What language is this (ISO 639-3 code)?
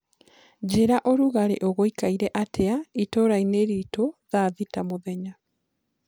kik